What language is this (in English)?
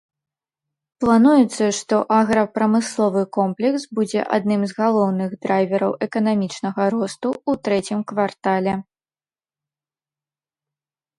Belarusian